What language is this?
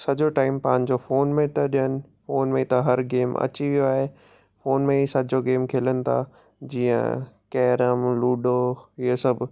Sindhi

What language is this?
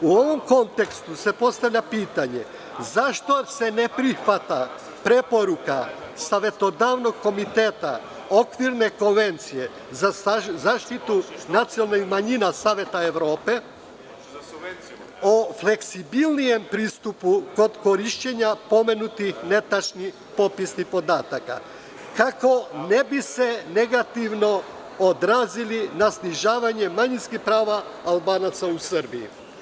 Serbian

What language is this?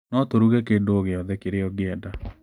Kikuyu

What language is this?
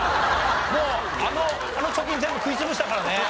Japanese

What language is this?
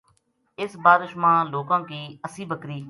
Gujari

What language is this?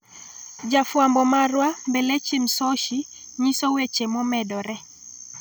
Luo (Kenya and Tanzania)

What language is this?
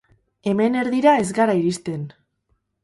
Basque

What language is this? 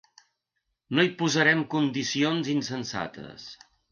Catalan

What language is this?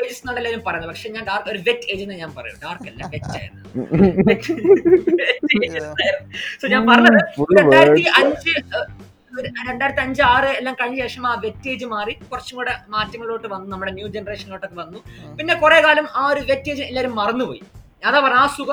Malayalam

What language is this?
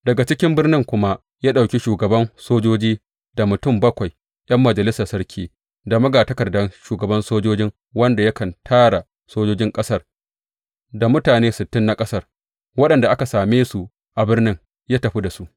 Hausa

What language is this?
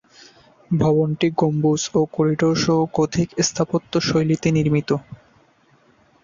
Bangla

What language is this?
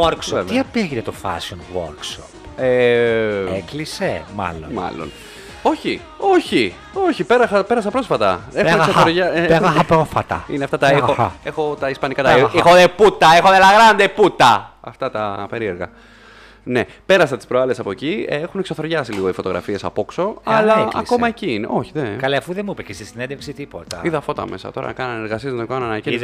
Greek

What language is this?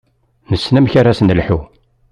Kabyle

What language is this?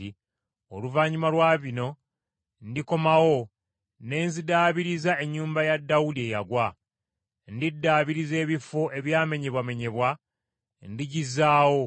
Ganda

